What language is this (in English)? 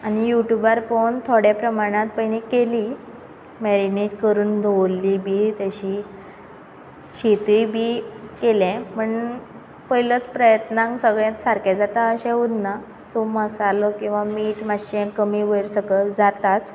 Konkani